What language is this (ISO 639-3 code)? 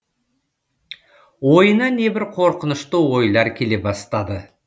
kaz